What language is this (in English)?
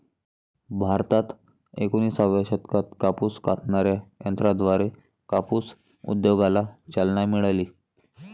Marathi